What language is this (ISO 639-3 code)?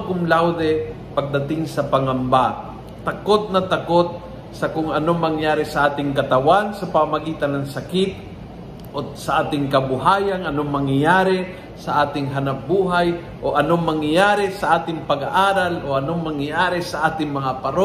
fil